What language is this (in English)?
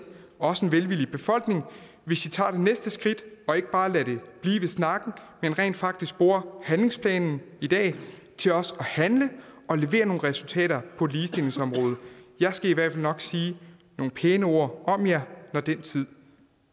Danish